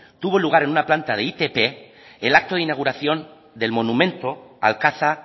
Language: Spanish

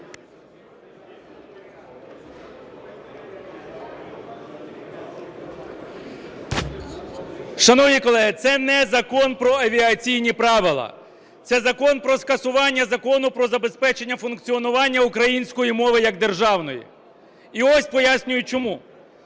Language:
Ukrainian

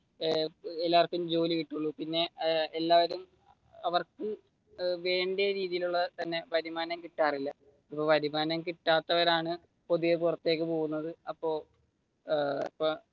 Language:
Malayalam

